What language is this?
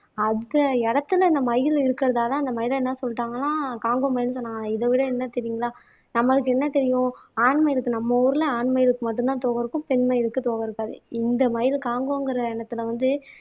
Tamil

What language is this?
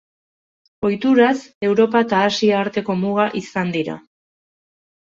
Basque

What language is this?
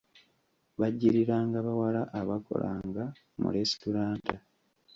Ganda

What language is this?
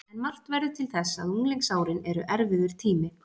Icelandic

